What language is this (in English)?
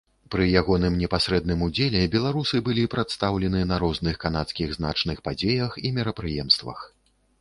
Belarusian